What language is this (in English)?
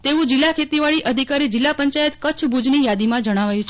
Gujarati